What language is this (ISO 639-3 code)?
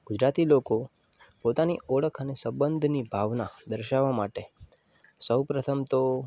guj